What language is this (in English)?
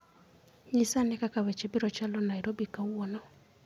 Luo (Kenya and Tanzania)